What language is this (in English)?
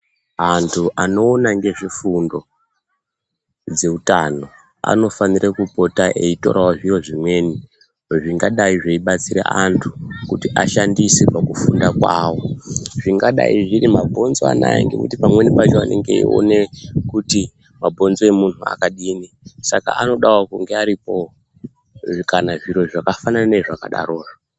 Ndau